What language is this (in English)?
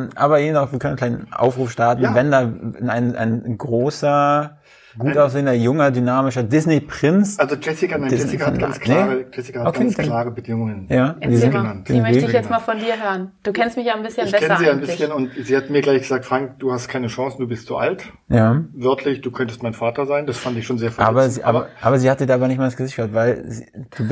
German